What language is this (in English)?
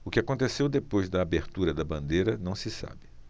Portuguese